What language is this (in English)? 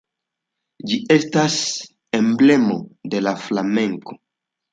Esperanto